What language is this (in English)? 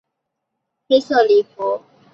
Chinese